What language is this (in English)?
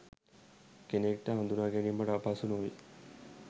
Sinhala